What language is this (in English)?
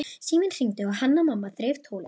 Icelandic